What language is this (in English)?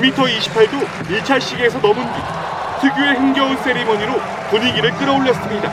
Korean